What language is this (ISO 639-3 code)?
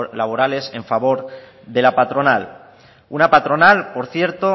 spa